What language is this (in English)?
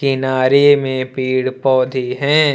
Hindi